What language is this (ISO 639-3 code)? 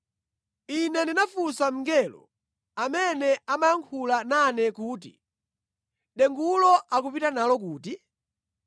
nya